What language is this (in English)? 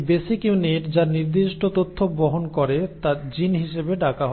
Bangla